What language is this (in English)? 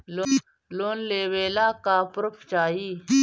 Bhojpuri